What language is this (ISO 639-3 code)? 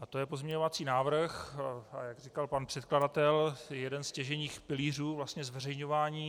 ces